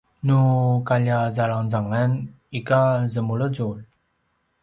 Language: Paiwan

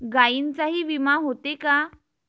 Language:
Marathi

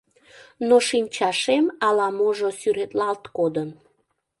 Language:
Mari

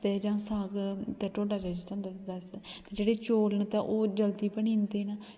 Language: Dogri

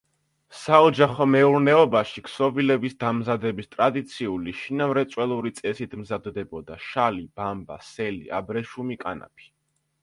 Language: Georgian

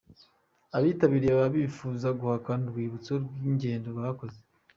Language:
Kinyarwanda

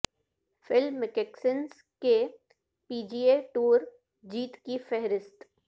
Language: Urdu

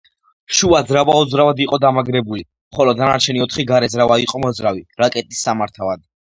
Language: Georgian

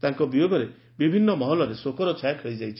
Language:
Odia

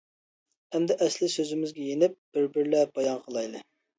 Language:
Uyghur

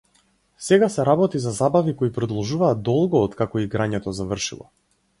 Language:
Macedonian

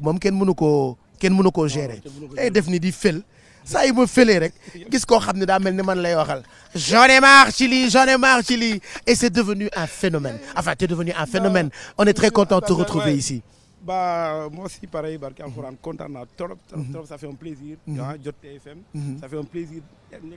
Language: French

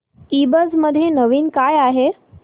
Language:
Marathi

